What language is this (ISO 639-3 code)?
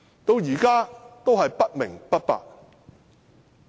yue